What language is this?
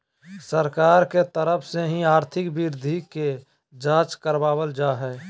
Magahi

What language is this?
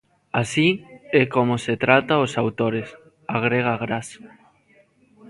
Galician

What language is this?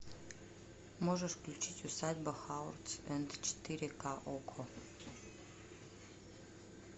Russian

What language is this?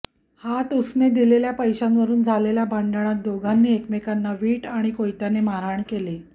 Marathi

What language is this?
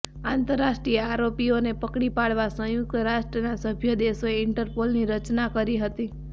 Gujarati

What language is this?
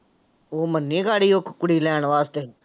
Punjabi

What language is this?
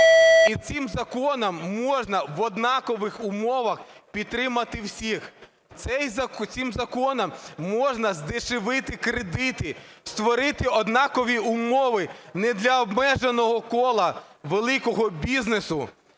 Ukrainian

